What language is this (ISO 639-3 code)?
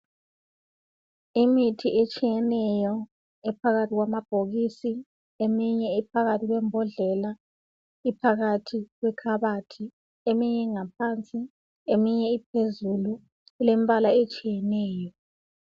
nde